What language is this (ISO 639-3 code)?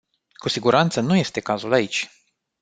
ron